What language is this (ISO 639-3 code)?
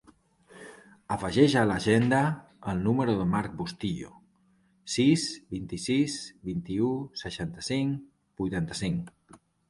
cat